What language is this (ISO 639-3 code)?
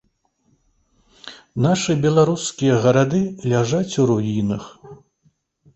bel